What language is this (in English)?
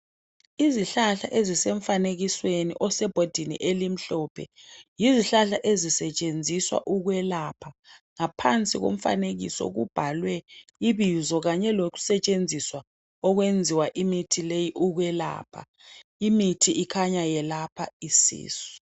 North Ndebele